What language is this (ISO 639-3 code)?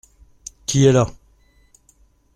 fra